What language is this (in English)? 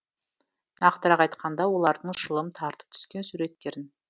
Kazakh